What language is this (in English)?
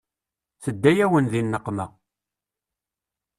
Kabyle